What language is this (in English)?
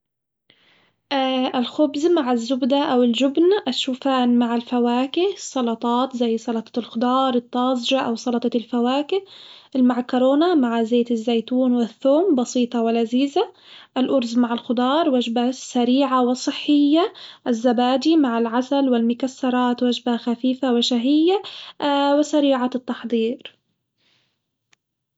Hijazi Arabic